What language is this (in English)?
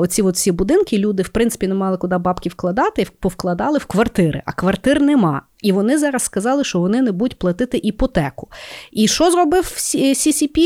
Ukrainian